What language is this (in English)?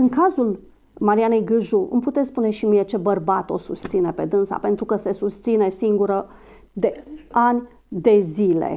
Romanian